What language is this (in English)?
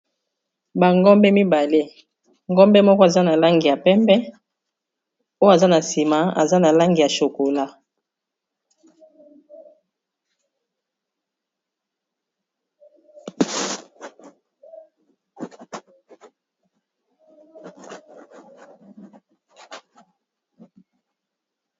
Lingala